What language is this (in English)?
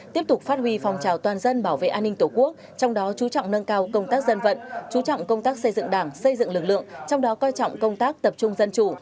Vietnamese